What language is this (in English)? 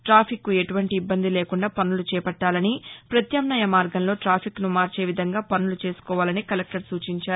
Telugu